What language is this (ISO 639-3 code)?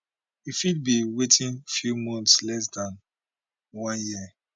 pcm